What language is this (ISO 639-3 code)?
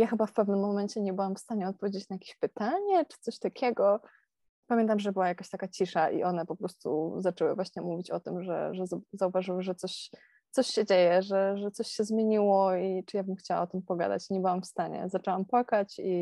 pol